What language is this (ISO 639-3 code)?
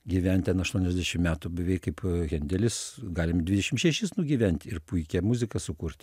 lit